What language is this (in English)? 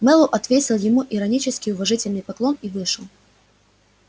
Russian